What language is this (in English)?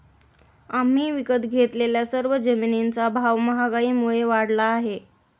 Marathi